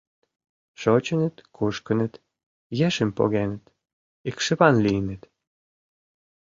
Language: Mari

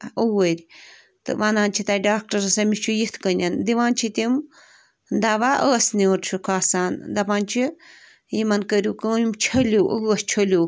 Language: Kashmiri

